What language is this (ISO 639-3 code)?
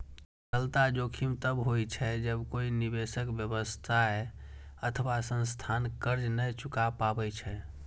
mai